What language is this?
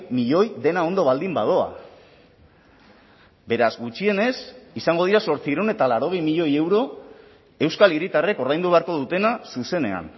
Basque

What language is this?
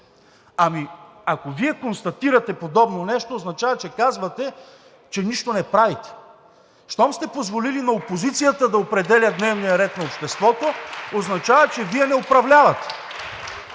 Bulgarian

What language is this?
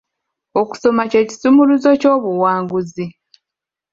Ganda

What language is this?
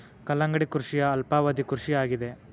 Kannada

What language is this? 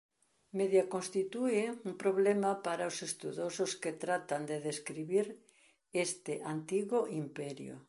Galician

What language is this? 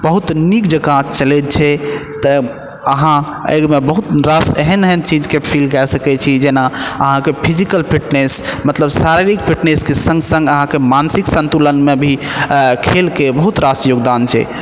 Maithili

